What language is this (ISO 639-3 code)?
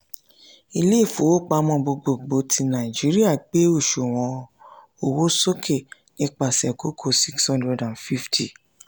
yor